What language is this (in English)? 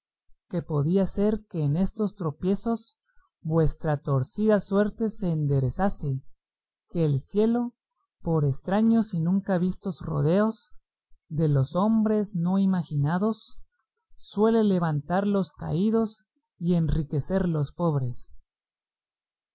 Spanish